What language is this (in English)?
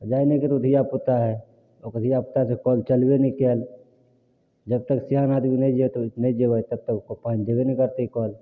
Maithili